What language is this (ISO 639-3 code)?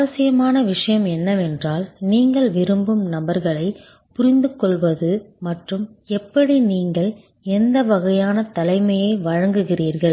tam